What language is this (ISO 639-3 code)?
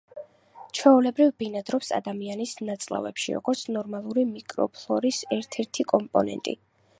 kat